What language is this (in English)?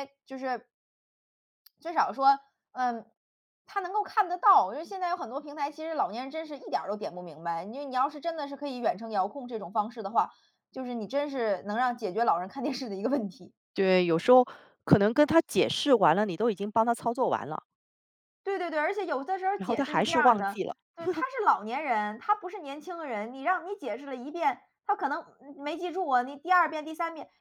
Chinese